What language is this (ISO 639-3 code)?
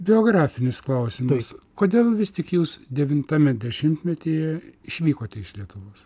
lit